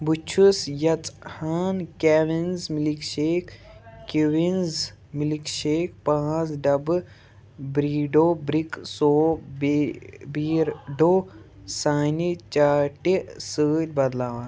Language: Kashmiri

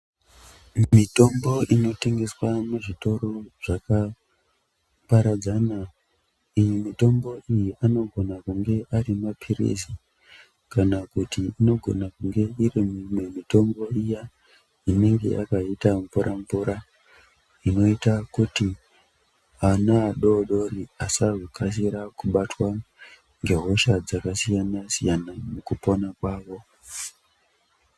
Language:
Ndau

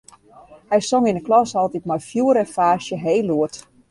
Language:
Western Frisian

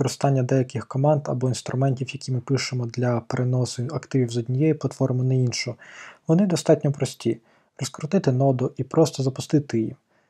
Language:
Ukrainian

